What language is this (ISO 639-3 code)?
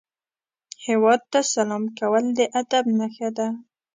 pus